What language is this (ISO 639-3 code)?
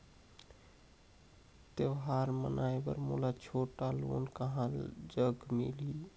hne